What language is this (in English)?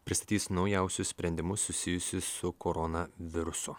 Lithuanian